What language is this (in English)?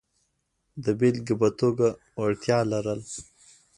Pashto